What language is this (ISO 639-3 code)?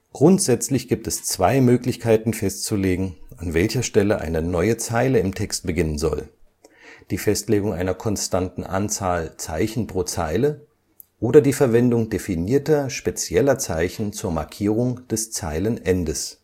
deu